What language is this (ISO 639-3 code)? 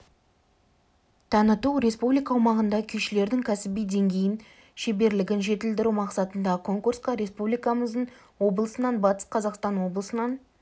kaz